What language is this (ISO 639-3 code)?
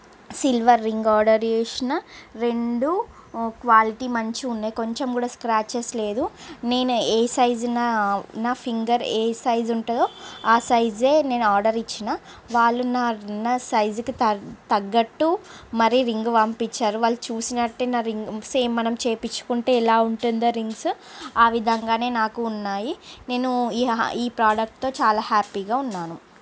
tel